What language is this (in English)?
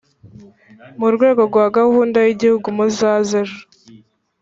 Kinyarwanda